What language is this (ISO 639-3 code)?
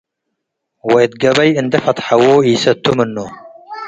tig